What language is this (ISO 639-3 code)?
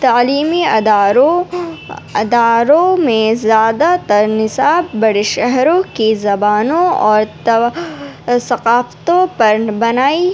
urd